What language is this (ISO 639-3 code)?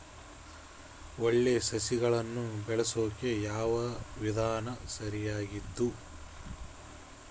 kan